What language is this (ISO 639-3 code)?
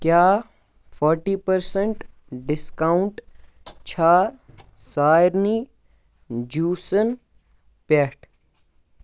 kas